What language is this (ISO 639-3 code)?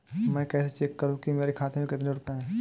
hin